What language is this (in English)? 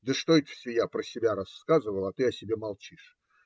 Russian